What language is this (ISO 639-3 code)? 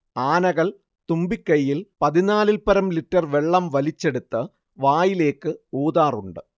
mal